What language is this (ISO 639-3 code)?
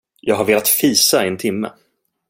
swe